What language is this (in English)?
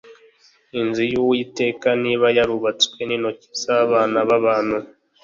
Kinyarwanda